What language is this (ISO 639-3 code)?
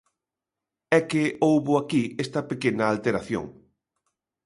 glg